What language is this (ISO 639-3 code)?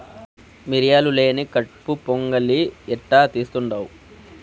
tel